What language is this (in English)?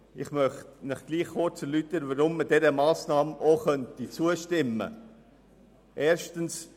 Swiss German